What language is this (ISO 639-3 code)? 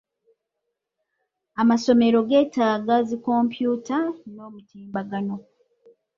lug